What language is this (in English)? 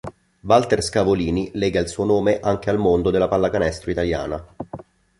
Italian